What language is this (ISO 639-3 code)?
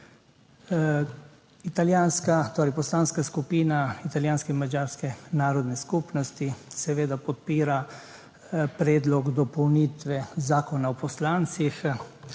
slv